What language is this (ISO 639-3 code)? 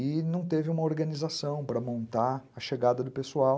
por